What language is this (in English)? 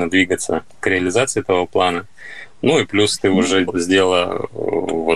Russian